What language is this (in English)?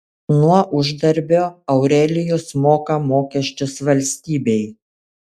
Lithuanian